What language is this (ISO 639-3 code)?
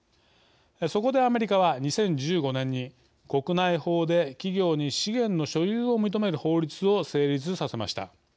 jpn